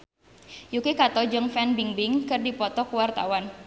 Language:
Sundanese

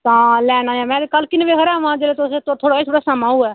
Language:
Dogri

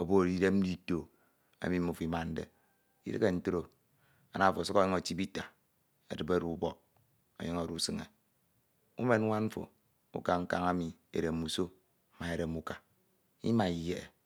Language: Ito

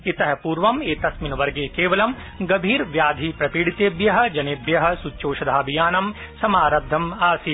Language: Sanskrit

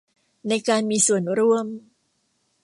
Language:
Thai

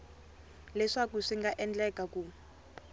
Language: Tsonga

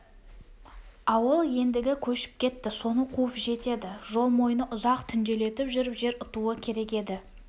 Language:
Kazakh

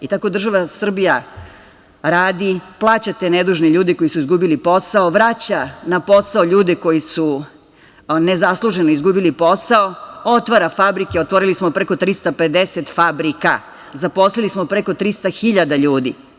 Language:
Serbian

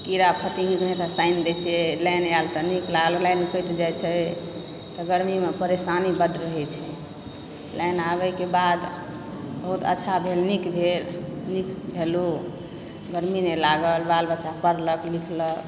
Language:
Maithili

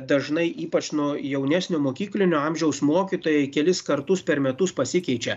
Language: Lithuanian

